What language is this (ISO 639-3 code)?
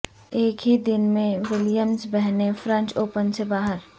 urd